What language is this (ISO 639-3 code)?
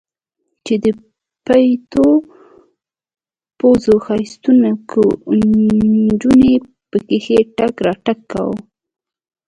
pus